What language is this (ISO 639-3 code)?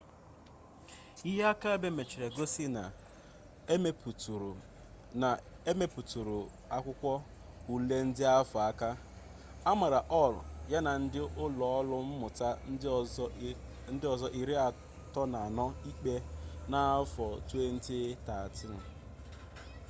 ibo